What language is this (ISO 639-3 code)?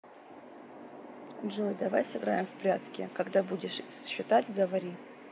rus